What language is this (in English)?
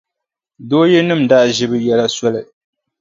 Dagbani